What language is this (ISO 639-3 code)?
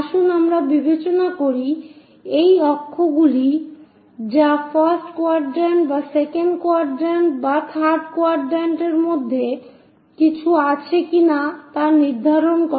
ben